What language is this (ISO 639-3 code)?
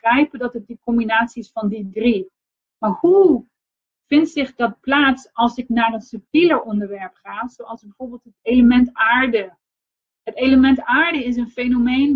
nld